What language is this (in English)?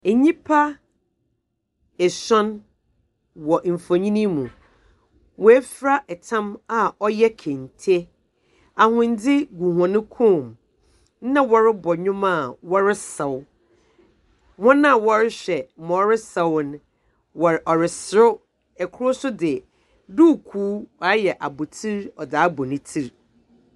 Akan